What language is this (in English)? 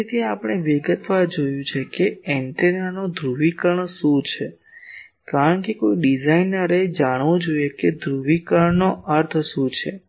Gujarati